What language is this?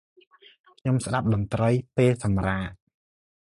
Khmer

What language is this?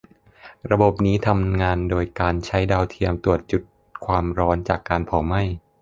Thai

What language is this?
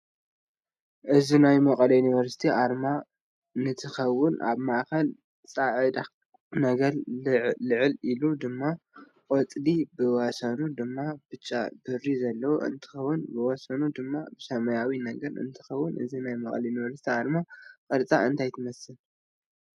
Tigrinya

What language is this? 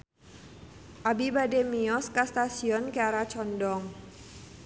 Sundanese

